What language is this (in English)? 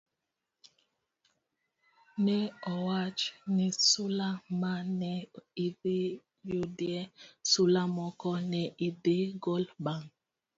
Luo (Kenya and Tanzania)